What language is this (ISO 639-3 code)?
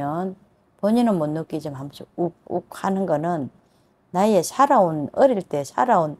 kor